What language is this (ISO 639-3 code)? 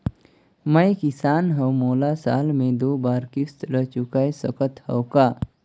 hne